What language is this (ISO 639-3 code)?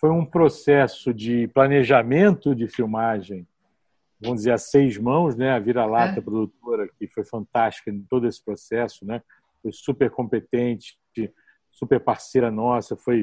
por